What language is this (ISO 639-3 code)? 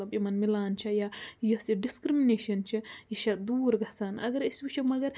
kas